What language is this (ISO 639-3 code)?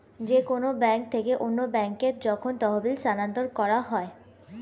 ben